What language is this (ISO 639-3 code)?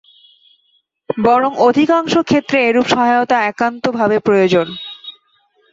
ben